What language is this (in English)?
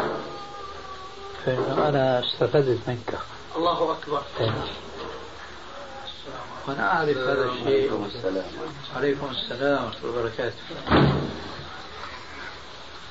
Arabic